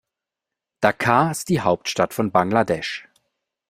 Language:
German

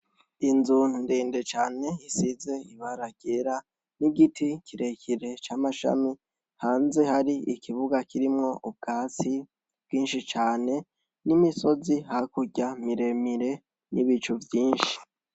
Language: Rundi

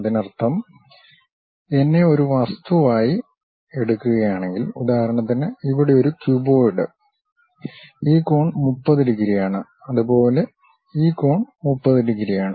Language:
Malayalam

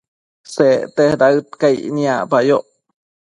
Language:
Matsés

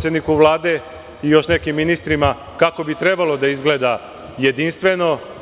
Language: Serbian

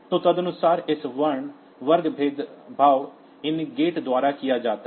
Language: Hindi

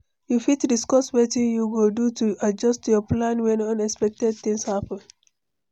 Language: Nigerian Pidgin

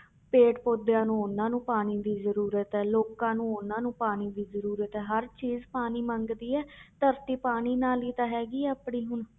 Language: Punjabi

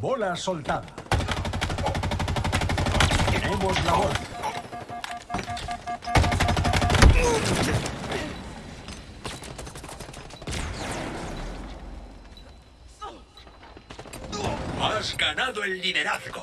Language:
Spanish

